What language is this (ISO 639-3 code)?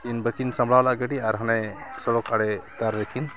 sat